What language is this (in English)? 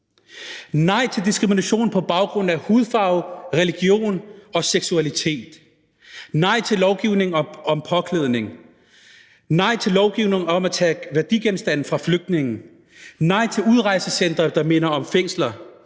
Danish